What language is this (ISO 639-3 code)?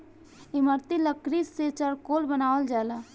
bho